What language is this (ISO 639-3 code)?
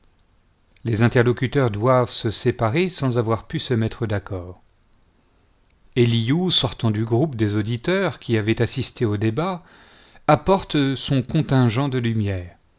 fra